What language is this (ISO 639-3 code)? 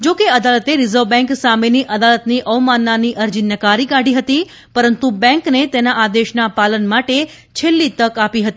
guj